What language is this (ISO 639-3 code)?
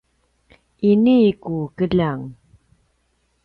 pwn